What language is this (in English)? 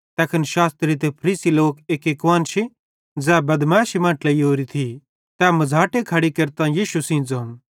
Bhadrawahi